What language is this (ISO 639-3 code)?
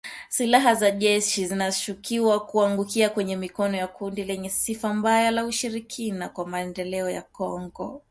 swa